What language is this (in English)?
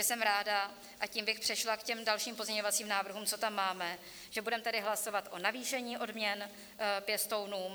Czech